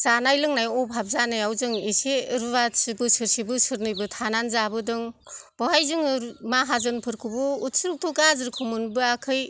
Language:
Bodo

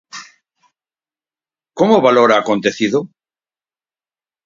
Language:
Galician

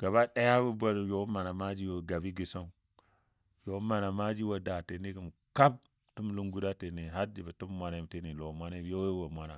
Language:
Dadiya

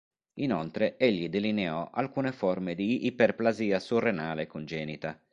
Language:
Italian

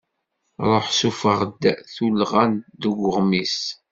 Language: Kabyle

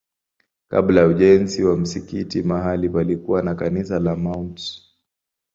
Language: Swahili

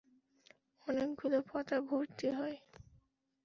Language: Bangla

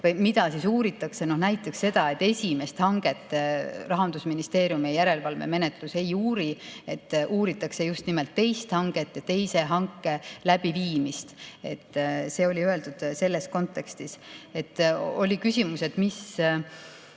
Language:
Estonian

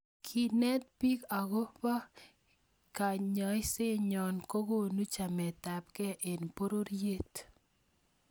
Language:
Kalenjin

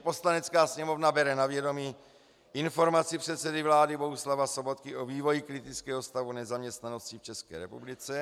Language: Czech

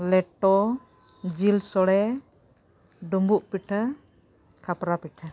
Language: Santali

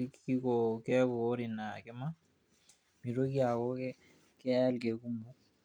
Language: Masai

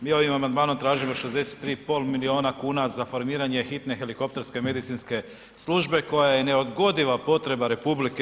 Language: Croatian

